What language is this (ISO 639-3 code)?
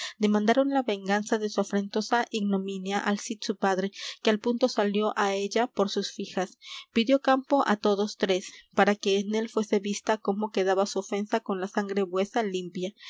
spa